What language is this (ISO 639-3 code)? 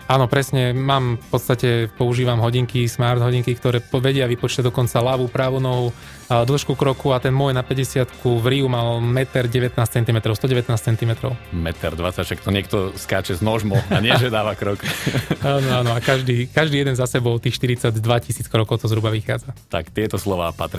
slk